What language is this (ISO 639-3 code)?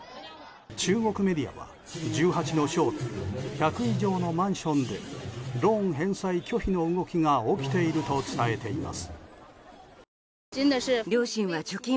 jpn